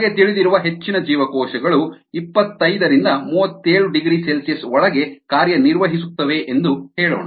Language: Kannada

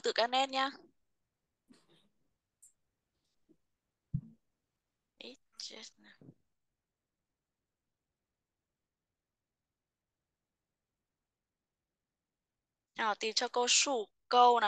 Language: Vietnamese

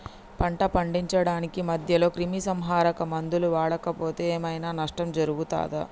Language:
Telugu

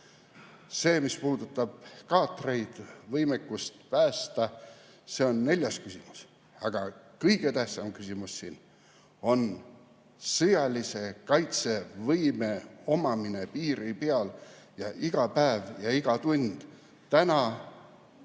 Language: Estonian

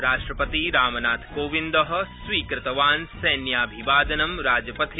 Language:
Sanskrit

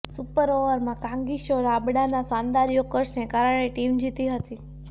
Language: Gujarati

